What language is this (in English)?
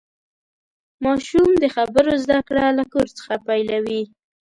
Pashto